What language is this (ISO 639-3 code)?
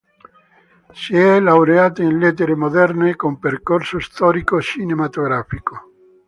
ita